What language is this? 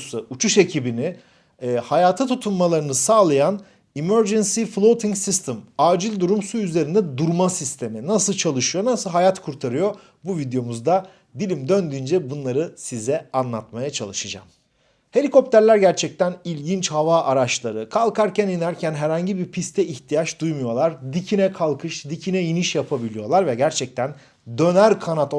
Turkish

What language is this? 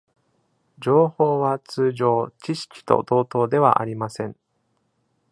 Japanese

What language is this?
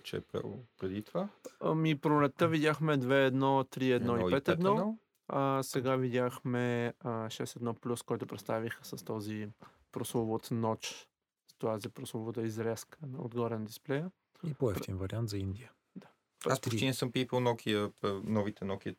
Bulgarian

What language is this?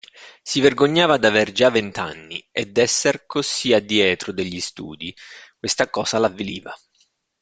Italian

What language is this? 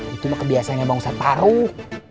Indonesian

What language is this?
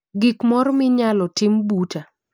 Luo (Kenya and Tanzania)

